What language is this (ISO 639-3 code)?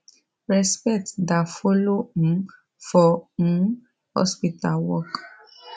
pcm